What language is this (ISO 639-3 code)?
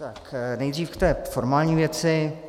ces